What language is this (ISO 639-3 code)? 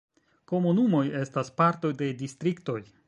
epo